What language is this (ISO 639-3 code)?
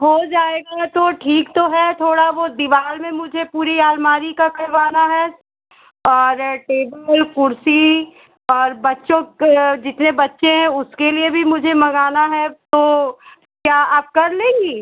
hin